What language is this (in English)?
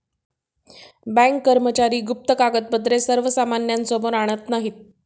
Marathi